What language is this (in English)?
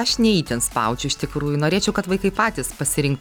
Lithuanian